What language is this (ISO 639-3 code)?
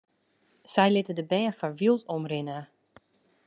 fry